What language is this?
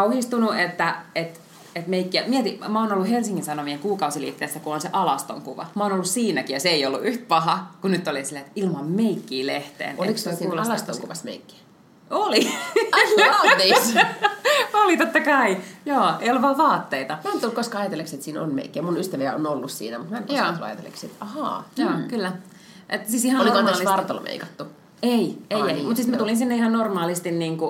Finnish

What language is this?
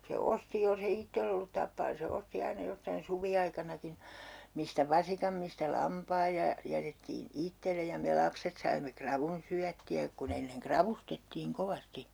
Finnish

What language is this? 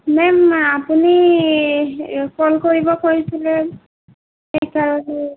Assamese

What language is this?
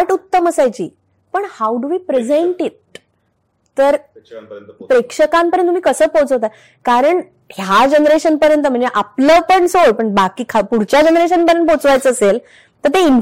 Marathi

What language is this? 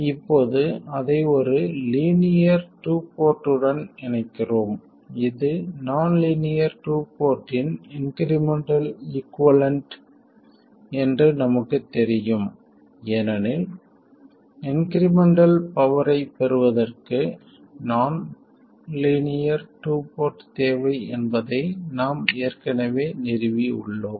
Tamil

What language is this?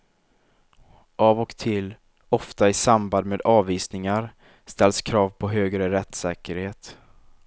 Swedish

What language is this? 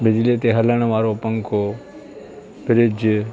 Sindhi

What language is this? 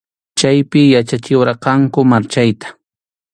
Arequipa-La Unión Quechua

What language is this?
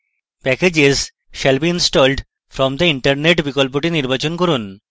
Bangla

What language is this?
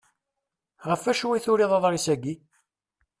Kabyle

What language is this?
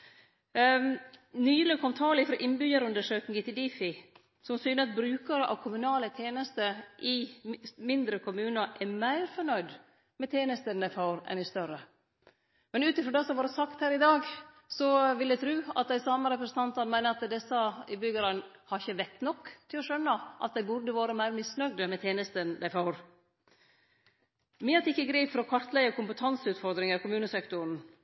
Norwegian Nynorsk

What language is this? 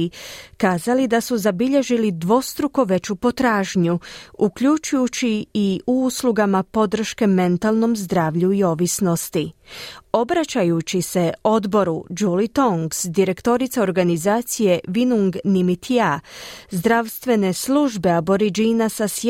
Croatian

